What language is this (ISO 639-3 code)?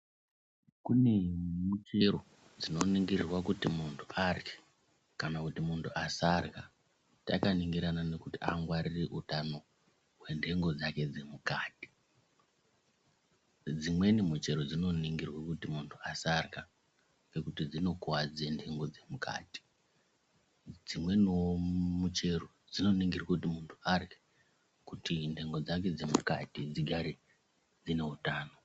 ndc